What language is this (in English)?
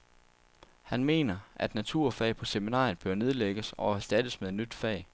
Danish